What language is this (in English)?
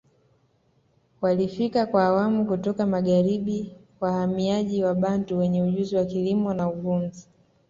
Swahili